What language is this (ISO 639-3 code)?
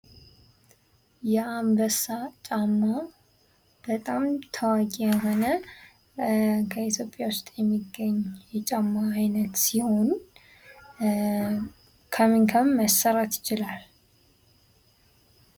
amh